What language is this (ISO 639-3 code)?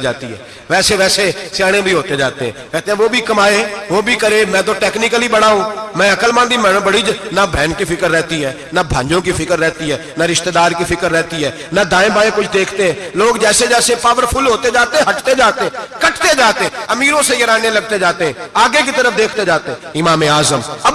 urd